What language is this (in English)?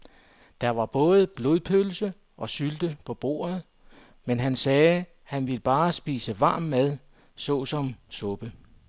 Danish